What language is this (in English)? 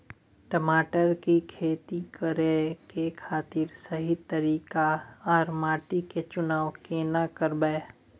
Maithili